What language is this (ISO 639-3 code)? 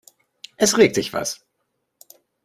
deu